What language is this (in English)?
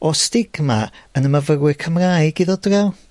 Welsh